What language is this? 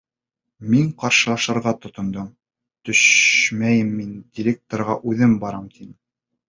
Bashkir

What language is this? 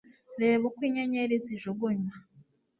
Kinyarwanda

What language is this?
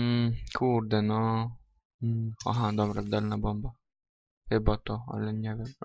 Polish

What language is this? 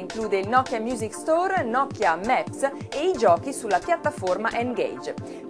Italian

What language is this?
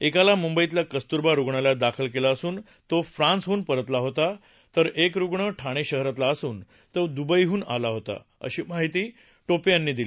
Marathi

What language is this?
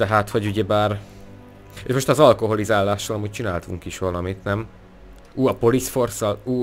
Hungarian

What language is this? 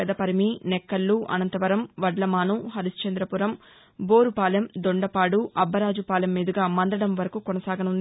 Telugu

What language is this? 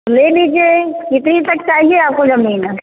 Hindi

